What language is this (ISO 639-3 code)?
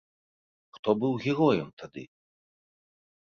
bel